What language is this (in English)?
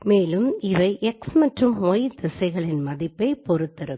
Tamil